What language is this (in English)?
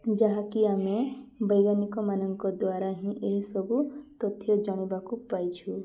Odia